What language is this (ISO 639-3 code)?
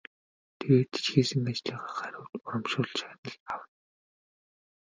mon